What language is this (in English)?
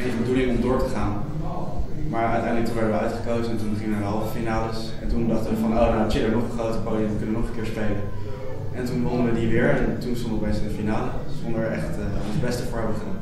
Dutch